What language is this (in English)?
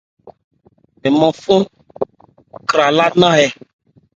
Ebrié